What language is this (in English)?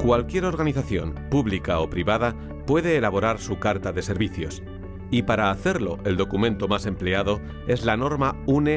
Spanish